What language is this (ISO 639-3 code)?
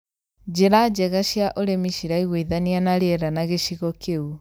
kik